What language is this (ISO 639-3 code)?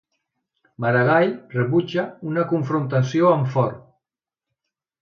cat